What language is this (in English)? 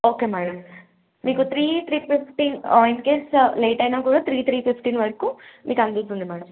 Telugu